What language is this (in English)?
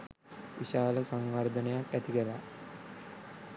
Sinhala